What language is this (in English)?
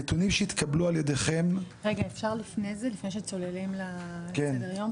Hebrew